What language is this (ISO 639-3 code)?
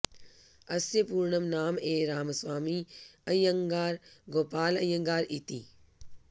san